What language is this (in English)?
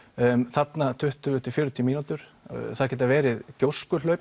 Icelandic